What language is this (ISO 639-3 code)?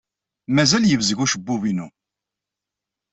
kab